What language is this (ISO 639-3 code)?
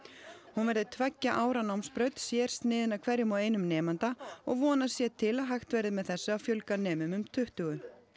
isl